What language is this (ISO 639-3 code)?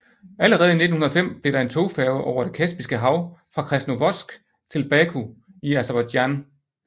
dan